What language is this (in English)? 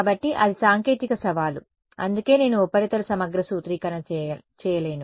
Telugu